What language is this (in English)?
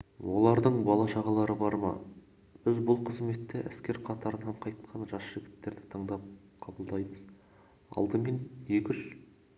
Kazakh